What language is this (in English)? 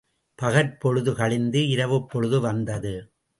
Tamil